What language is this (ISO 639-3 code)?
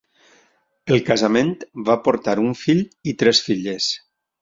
cat